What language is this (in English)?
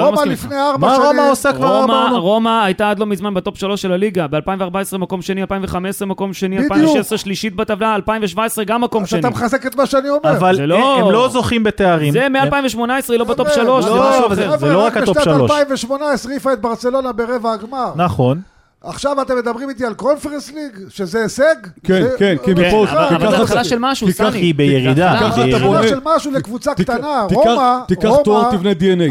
Hebrew